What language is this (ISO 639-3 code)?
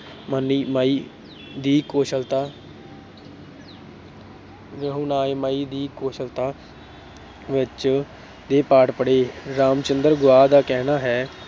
pan